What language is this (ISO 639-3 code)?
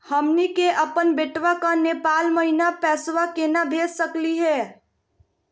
mag